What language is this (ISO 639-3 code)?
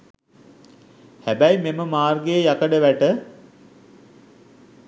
sin